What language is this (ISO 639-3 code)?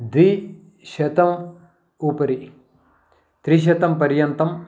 san